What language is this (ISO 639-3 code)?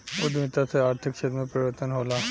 bho